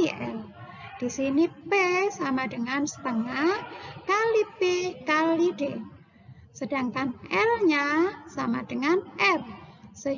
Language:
Indonesian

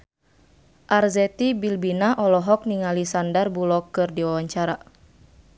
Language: Sundanese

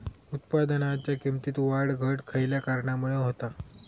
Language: Marathi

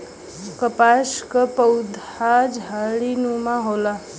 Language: Bhojpuri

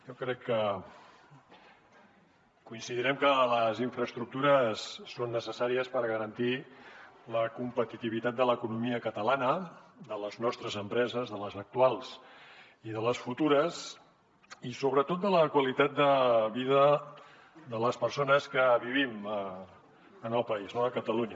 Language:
Catalan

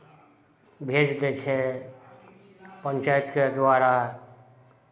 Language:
Maithili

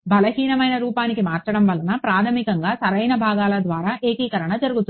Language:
Telugu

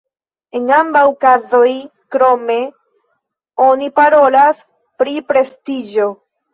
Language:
Esperanto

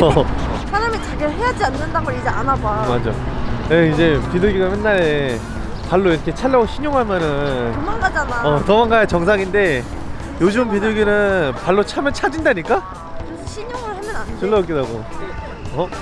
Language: Korean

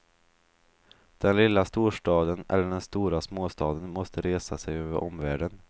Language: Swedish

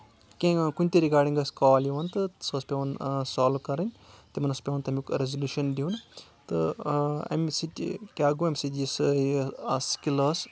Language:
Kashmiri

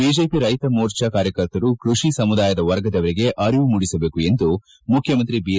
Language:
Kannada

